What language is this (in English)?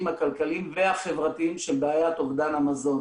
Hebrew